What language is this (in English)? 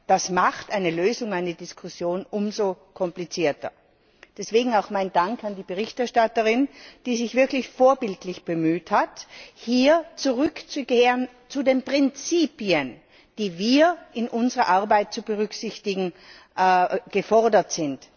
German